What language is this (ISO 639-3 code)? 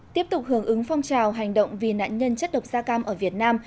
vie